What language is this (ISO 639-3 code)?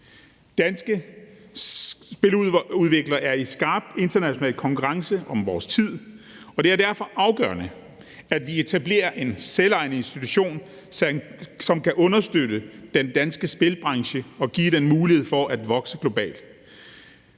dan